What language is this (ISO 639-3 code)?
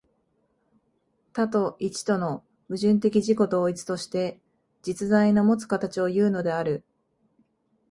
jpn